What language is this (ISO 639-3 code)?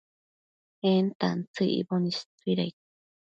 mcf